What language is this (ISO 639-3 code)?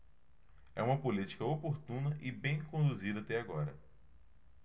por